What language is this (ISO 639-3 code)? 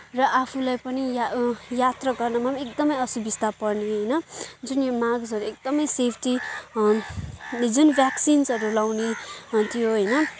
nep